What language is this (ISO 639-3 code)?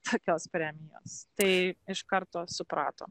lit